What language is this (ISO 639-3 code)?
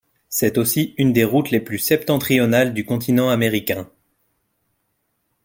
fra